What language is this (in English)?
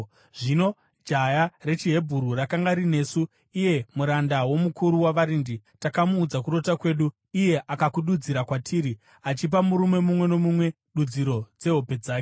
Shona